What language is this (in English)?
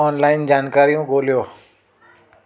Sindhi